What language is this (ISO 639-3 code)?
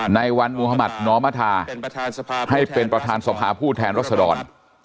tha